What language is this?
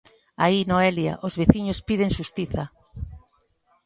Galician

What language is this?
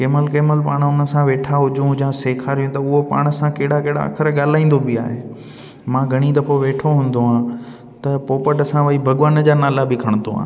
Sindhi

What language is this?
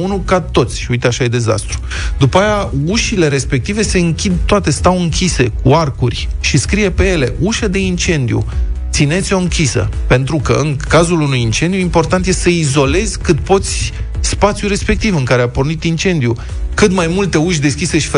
Romanian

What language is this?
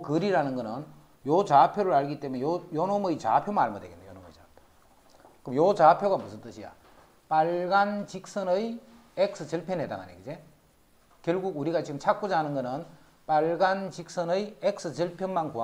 Korean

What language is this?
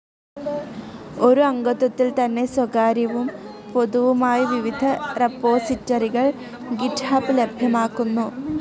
Malayalam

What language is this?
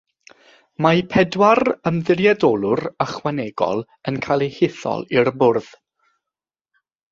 Welsh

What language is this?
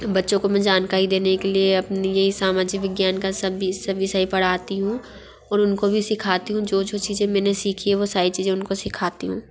Hindi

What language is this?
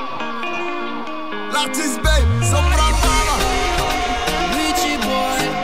French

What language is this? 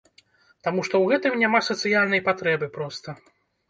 Belarusian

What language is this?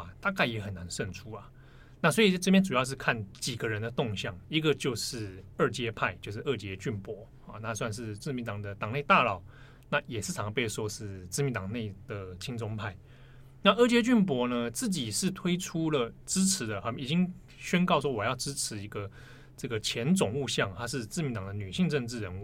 Chinese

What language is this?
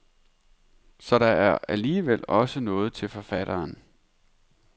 Danish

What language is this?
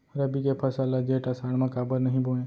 Chhattisgarhi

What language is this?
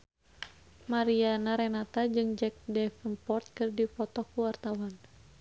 Sundanese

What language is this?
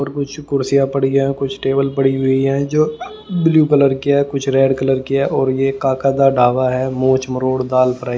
Hindi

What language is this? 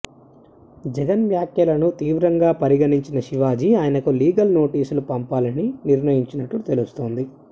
Telugu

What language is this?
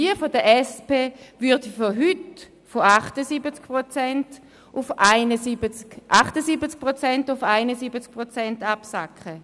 Swiss German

